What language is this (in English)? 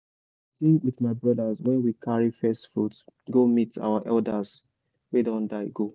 Nigerian Pidgin